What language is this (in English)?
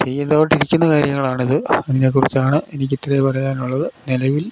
Malayalam